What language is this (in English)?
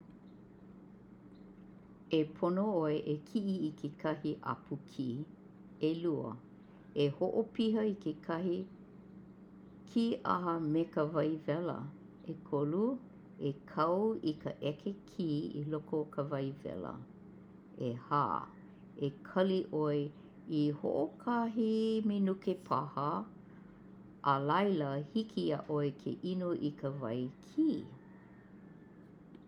Hawaiian